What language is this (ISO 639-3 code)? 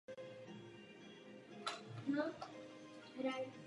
ces